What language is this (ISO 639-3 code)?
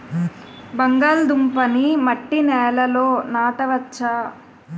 tel